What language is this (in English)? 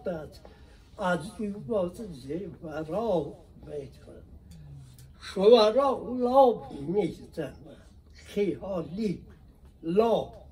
Persian